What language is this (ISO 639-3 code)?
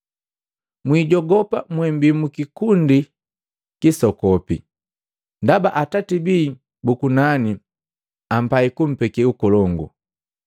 mgv